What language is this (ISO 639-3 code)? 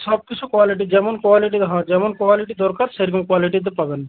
ben